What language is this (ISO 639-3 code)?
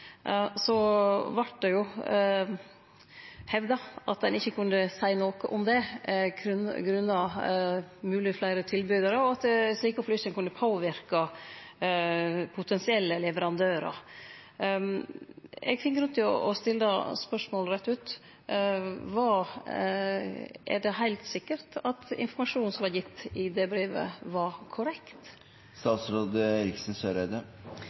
nno